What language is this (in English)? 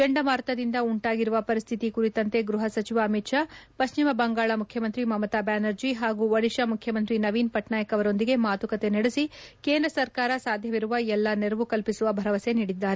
Kannada